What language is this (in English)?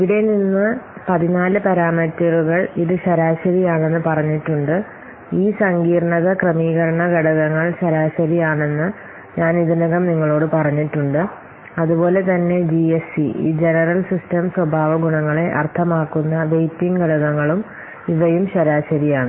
Malayalam